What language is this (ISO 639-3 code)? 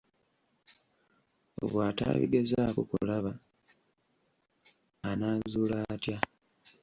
lug